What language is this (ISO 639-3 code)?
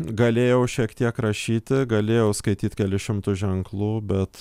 lit